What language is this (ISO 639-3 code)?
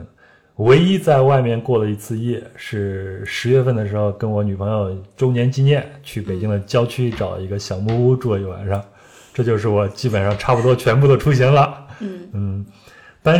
zho